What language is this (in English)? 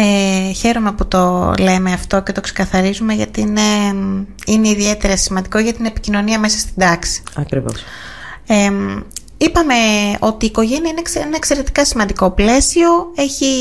Greek